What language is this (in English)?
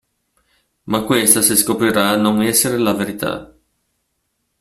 Italian